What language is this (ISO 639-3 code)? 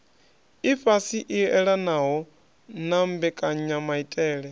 ven